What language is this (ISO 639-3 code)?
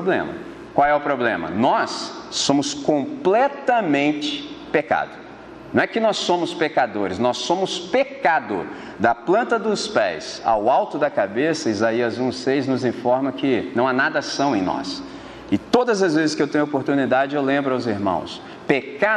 por